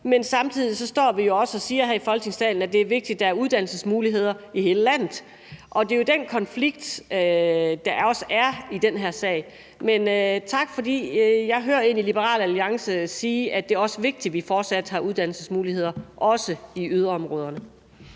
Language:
Danish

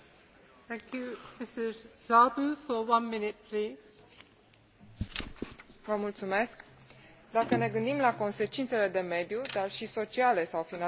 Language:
Romanian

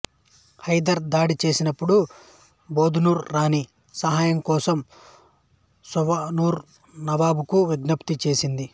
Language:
Telugu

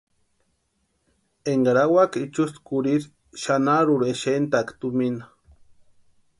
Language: Western Highland Purepecha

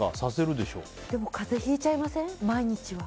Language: Japanese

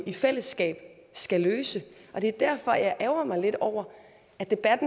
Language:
Danish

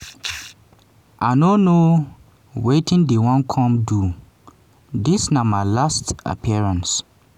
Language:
Nigerian Pidgin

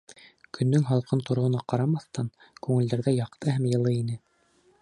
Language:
Bashkir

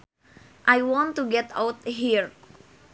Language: Sundanese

